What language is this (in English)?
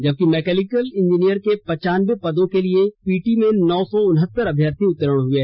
Hindi